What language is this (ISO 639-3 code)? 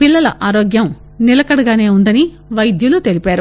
tel